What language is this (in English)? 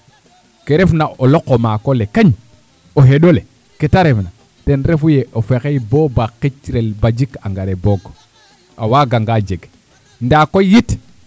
Serer